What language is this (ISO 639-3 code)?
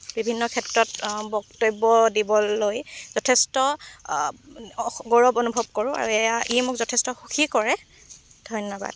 asm